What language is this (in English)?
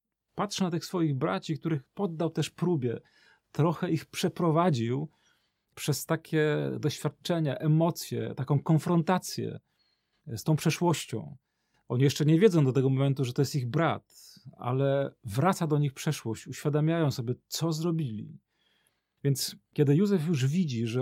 Polish